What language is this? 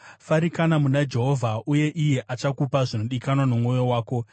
Shona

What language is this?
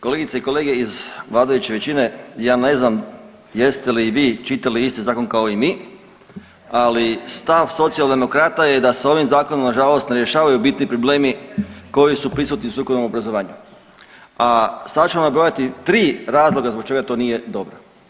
Croatian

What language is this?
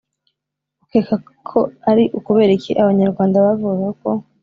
Kinyarwanda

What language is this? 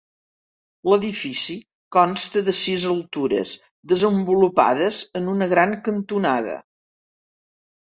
Catalan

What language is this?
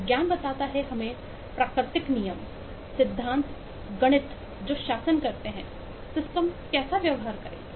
Hindi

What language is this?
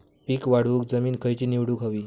Marathi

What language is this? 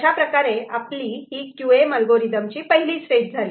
Marathi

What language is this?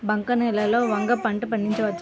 Telugu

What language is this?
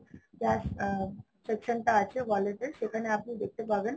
Bangla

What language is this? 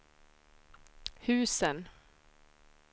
Swedish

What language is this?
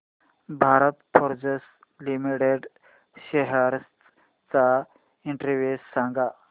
Marathi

